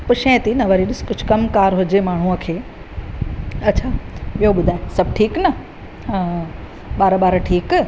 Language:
Sindhi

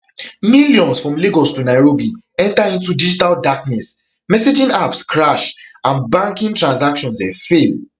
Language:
Nigerian Pidgin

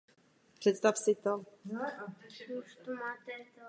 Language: Czech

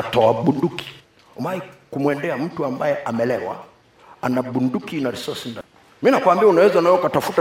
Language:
Swahili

